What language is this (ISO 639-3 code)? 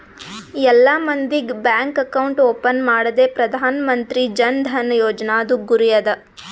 kan